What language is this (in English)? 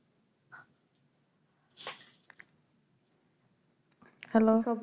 Bangla